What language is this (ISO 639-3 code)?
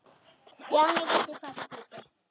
isl